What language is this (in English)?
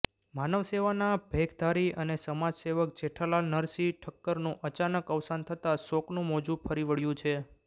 Gujarati